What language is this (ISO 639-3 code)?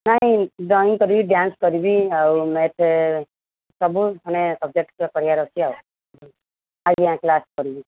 ori